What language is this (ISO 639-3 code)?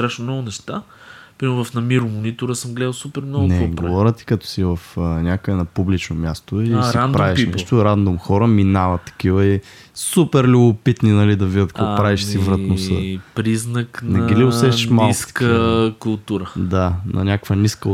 bul